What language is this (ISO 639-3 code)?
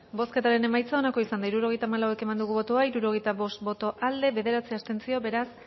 eus